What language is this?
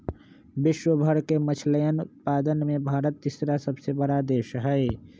Magahi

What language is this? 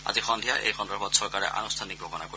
Assamese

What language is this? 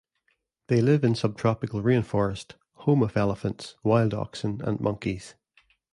English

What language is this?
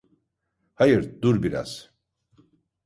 Turkish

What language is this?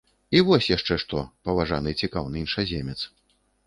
Belarusian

